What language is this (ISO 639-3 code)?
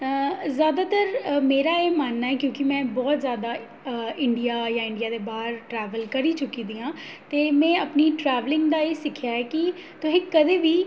doi